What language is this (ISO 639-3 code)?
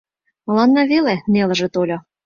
chm